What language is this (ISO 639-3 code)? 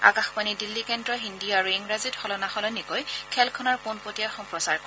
asm